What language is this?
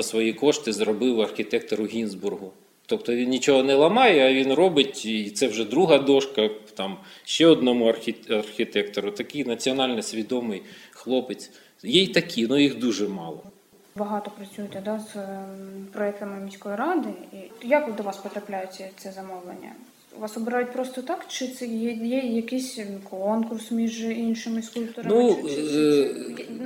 Ukrainian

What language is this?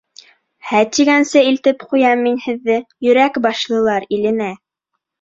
Bashkir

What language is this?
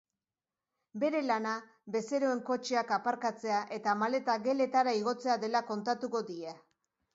Basque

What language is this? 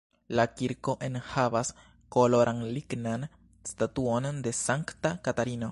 Esperanto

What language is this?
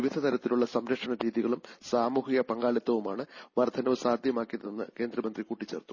Malayalam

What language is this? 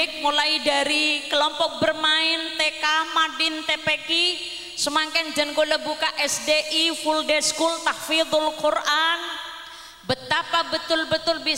Indonesian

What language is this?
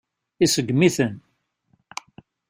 Kabyle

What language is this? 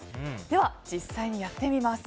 Japanese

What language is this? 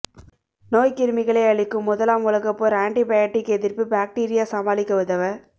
Tamil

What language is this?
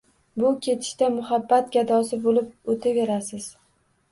Uzbek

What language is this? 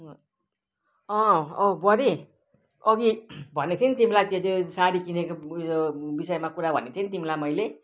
Nepali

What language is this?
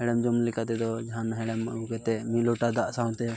Santali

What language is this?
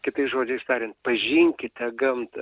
Lithuanian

